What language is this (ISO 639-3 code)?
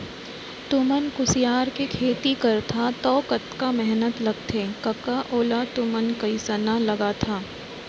hne